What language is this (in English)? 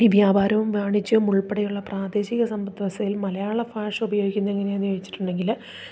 Malayalam